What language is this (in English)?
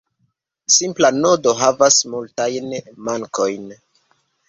Esperanto